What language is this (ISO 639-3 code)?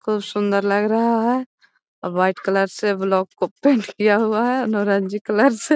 mag